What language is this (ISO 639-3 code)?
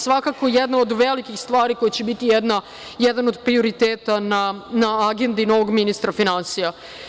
srp